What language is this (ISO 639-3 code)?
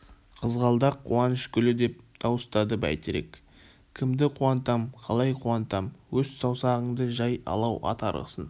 kaz